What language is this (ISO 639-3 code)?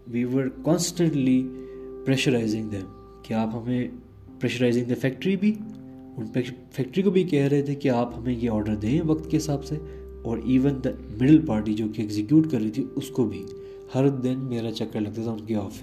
urd